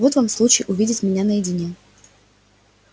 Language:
Russian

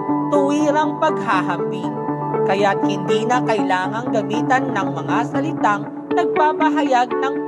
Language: Filipino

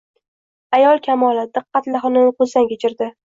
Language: Uzbek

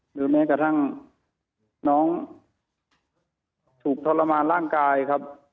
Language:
Thai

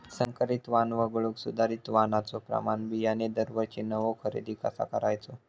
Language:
Marathi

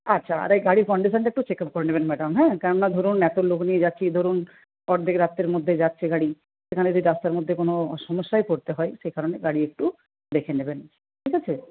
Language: Bangla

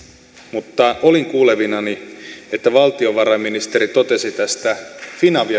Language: Finnish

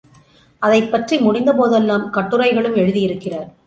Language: Tamil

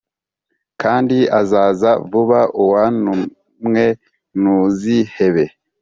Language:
Kinyarwanda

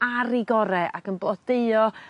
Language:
Welsh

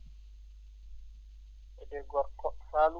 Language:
Fula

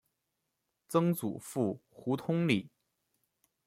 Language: Chinese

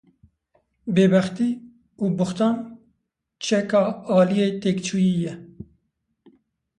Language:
Kurdish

